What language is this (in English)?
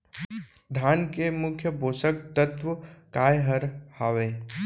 Chhattisgarhi